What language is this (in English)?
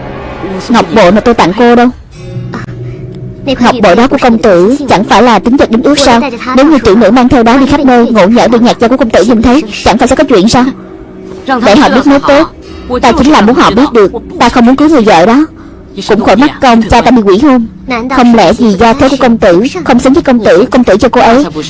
Vietnamese